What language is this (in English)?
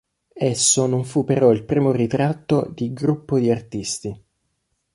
Italian